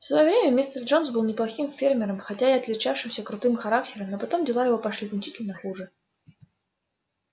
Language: Russian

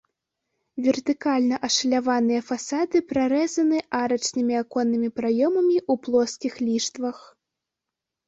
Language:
Belarusian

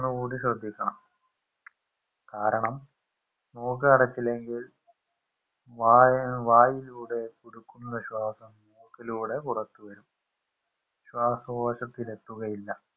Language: Malayalam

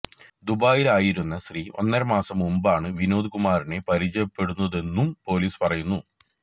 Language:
Malayalam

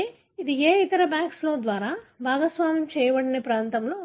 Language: Telugu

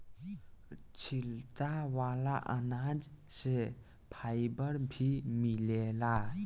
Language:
Bhojpuri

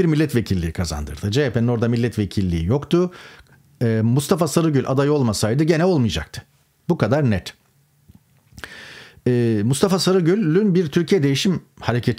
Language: Turkish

